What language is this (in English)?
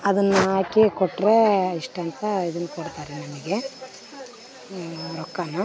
Kannada